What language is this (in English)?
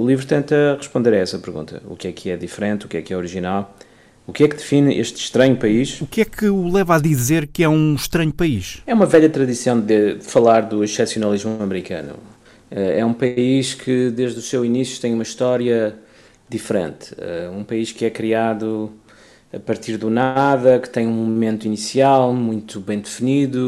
Portuguese